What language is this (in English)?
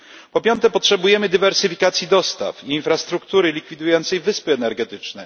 Polish